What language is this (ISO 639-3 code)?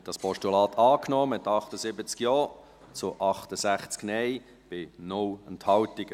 gsw